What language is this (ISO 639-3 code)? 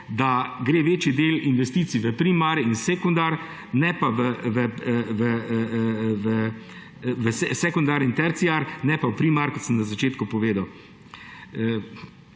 slv